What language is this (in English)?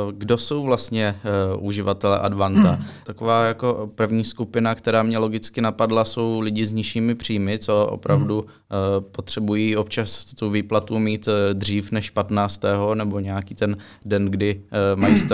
Czech